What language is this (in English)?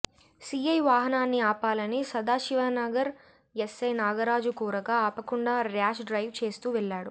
Telugu